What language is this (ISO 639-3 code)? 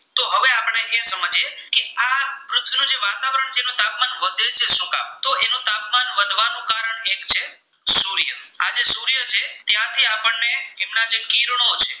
guj